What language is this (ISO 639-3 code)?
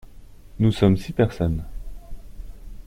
fra